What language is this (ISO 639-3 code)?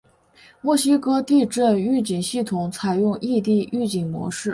zho